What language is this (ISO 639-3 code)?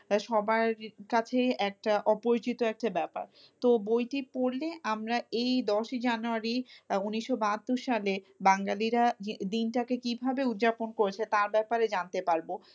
ben